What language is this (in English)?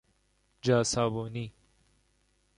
Persian